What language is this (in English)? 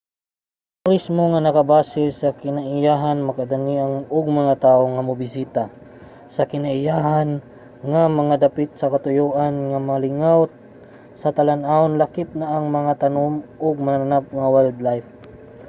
Cebuano